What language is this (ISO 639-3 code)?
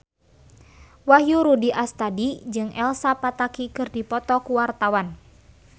sun